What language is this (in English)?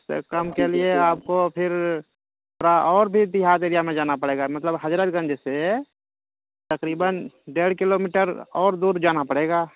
Urdu